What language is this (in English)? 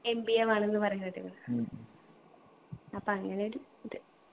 Malayalam